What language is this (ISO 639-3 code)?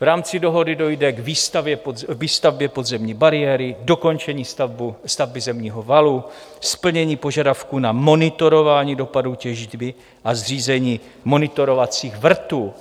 ces